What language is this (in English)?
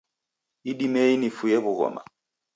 Taita